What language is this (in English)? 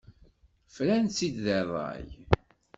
Kabyle